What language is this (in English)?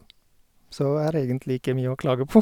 Norwegian